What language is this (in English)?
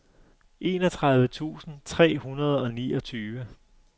Danish